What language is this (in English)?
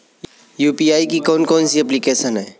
Hindi